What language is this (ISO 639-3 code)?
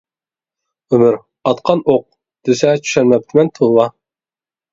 uig